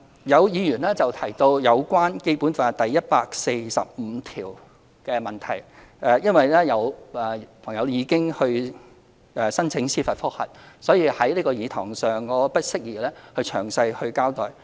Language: Cantonese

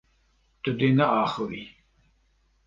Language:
Kurdish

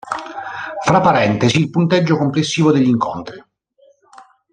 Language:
Italian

